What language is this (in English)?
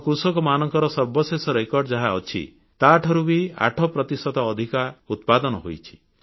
Odia